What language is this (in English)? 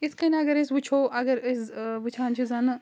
Kashmiri